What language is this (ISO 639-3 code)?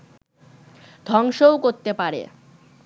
ben